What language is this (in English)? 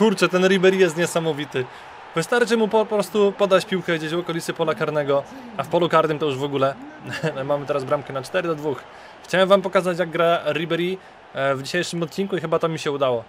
Polish